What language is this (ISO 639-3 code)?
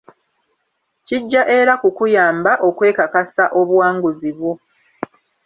lug